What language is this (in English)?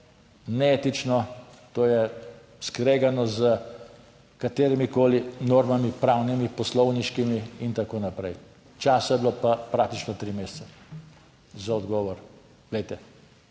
Slovenian